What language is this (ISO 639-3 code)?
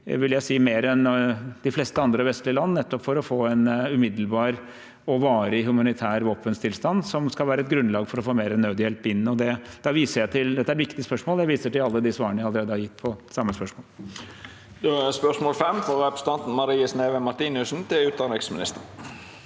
nor